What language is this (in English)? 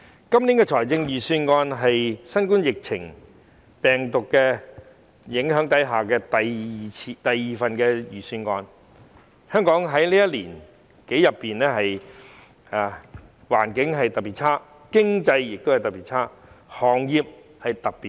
Cantonese